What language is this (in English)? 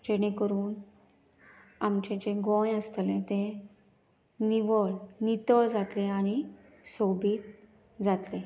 Konkani